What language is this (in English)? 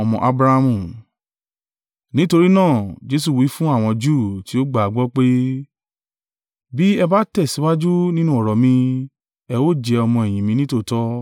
Yoruba